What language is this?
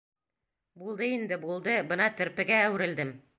Bashkir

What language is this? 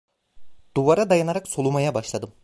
Turkish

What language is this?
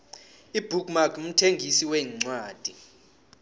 South Ndebele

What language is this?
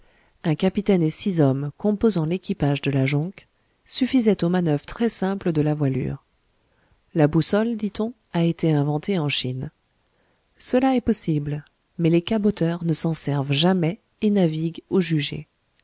French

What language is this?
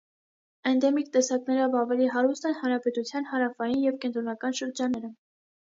Armenian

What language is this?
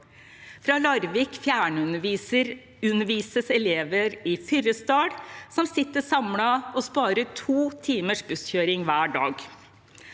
Norwegian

